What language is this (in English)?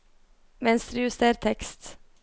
Norwegian